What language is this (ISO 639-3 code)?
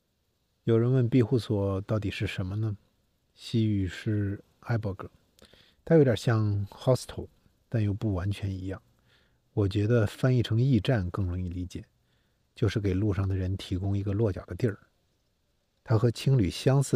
zho